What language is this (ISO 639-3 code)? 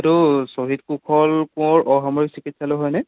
asm